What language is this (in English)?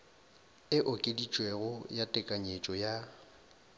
Northern Sotho